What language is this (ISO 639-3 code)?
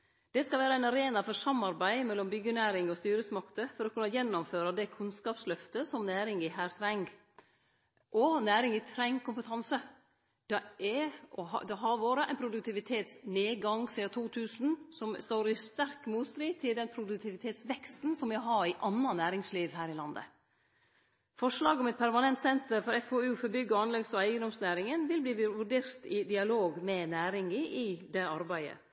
nno